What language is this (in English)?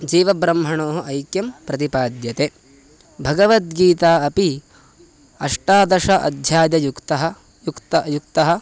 Sanskrit